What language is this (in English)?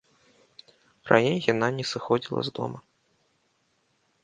Belarusian